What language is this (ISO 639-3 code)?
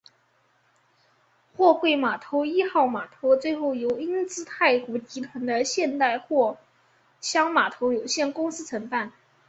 zho